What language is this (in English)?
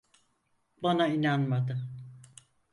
Turkish